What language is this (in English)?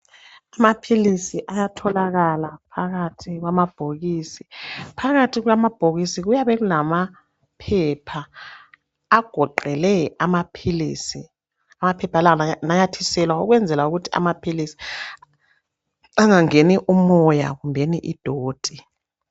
North Ndebele